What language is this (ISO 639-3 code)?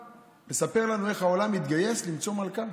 heb